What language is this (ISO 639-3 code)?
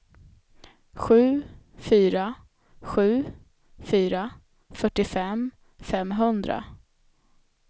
swe